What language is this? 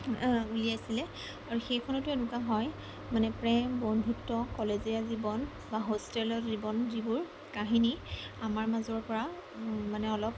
Assamese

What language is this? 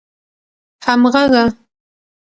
Pashto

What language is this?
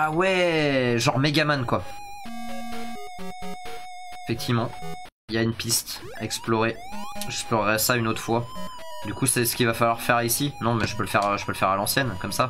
French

